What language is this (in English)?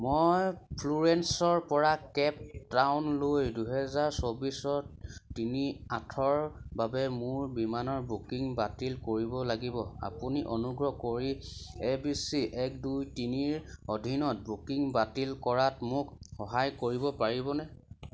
Assamese